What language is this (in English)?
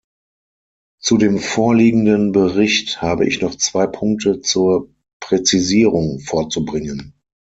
German